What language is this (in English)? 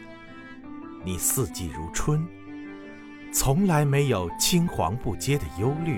Chinese